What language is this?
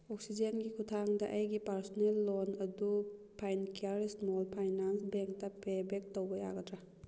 Manipuri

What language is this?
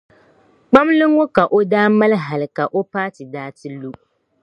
Dagbani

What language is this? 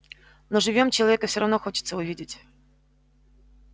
Russian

